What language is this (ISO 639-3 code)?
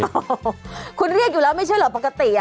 tha